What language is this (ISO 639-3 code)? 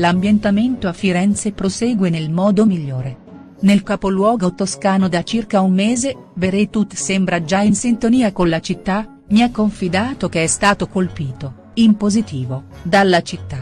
ita